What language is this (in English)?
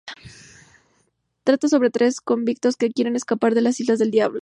Spanish